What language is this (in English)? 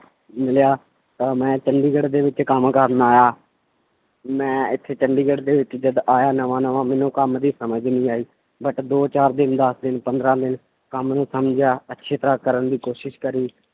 Punjabi